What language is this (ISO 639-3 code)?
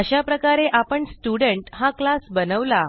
mar